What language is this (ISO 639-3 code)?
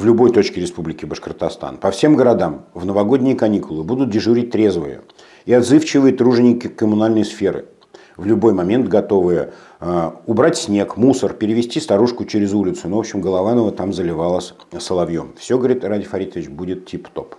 rus